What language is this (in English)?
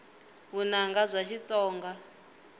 Tsonga